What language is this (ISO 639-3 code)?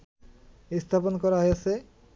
ben